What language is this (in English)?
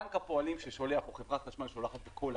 Hebrew